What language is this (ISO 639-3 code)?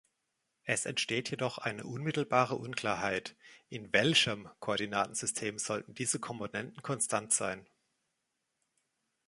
deu